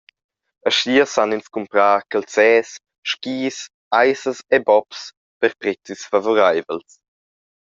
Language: Romansh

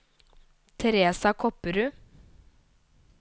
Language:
Norwegian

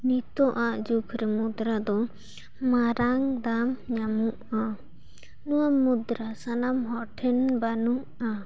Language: Santali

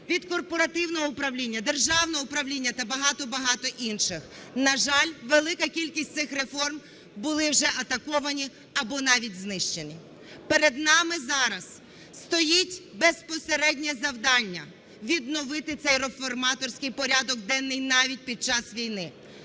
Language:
Ukrainian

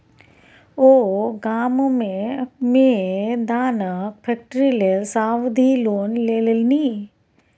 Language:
Maithili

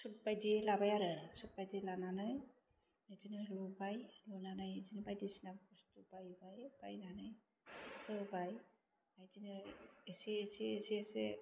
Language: Bodo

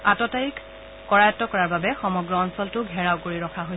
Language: Assamese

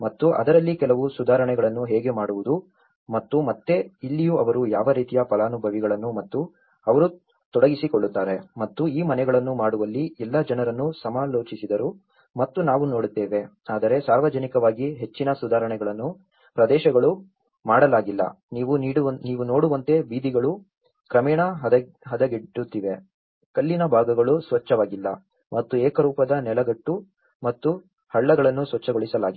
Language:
Kannada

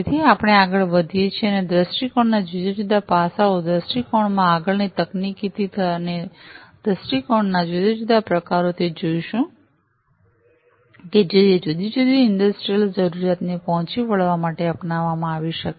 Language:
Gujarati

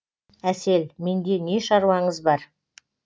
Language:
Kazakh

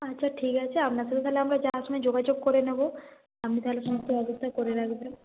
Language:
Bangla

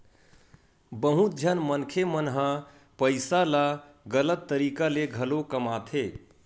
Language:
Chhattisgarhi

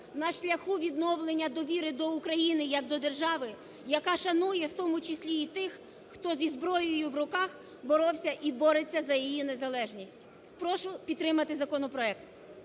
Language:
Ukrainian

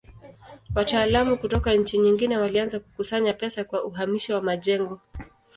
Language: Swahili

